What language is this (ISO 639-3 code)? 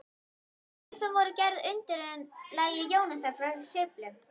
isl